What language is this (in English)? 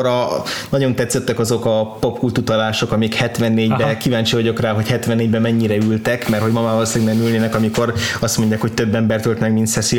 Hungarian